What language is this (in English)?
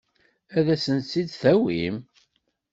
Kabyle